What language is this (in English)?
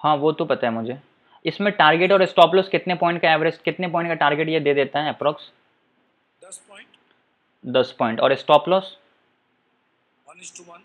Hindi